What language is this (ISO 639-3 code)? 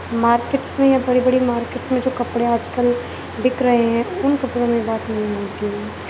urd